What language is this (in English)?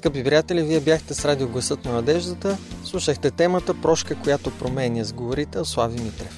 Bulgarian